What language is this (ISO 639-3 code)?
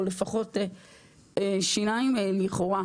heb